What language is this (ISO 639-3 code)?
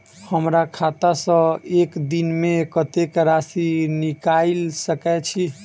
mai